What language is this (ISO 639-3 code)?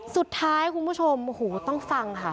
tha